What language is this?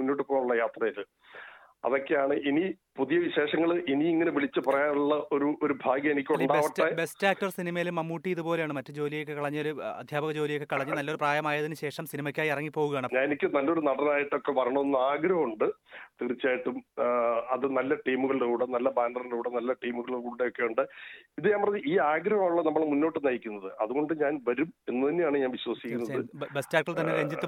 Malayalam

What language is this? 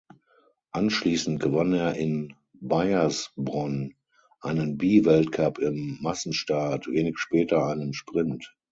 German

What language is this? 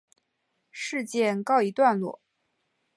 Chinese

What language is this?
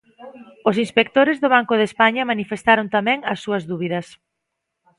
Galician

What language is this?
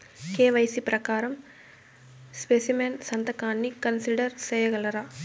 Telugu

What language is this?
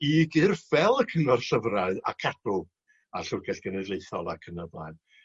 Welsh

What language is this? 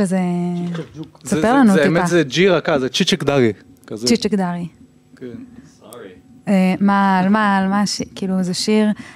Hebrew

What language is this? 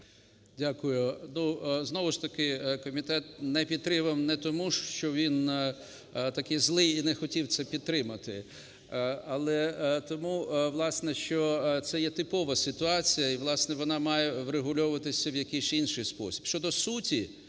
Ukrainian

